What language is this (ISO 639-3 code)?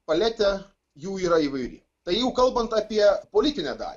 lit